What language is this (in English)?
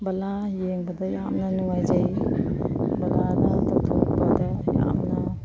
Manipuri